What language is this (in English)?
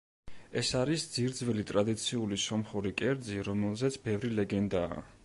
Georgian